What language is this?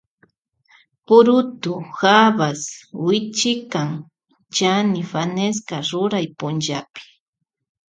Loja Highland Quichua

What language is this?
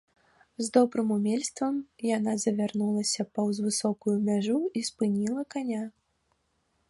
Belarusian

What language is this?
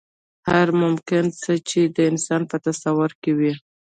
Pashto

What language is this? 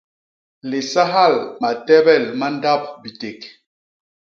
Basaa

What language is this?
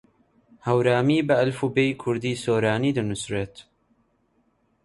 Central Kurdish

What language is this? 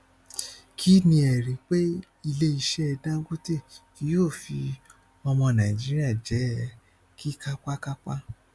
Yoruba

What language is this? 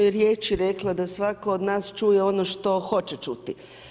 Croatian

